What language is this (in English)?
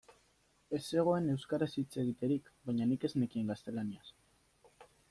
Basque